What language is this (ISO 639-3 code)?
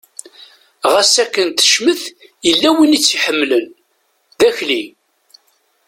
kab